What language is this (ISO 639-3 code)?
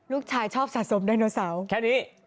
tha